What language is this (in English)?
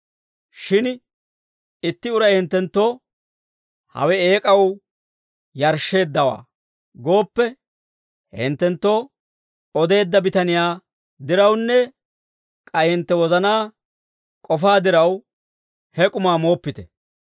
Dawro